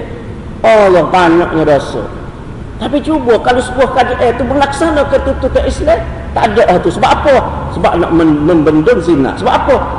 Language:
Malay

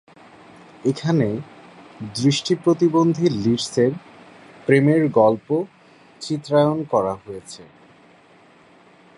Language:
Bangla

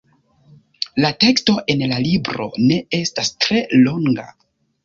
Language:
Esperanto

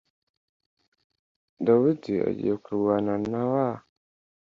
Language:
Kinyarwanda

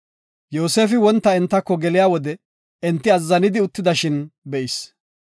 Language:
Gofa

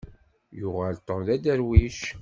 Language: Kabyle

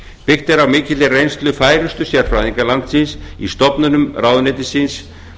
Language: Icelandic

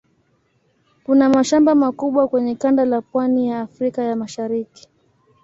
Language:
Swahili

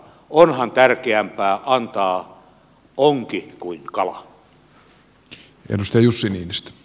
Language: Finnish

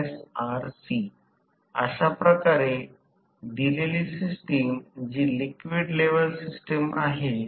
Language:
Marathi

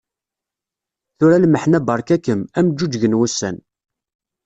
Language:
Kabyle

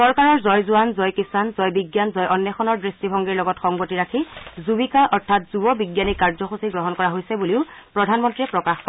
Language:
Assamese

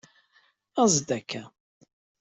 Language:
Kabyle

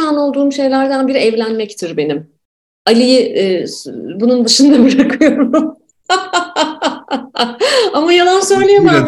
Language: Turkish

